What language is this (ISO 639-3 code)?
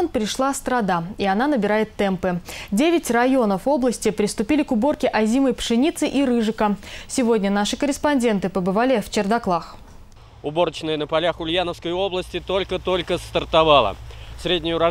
rus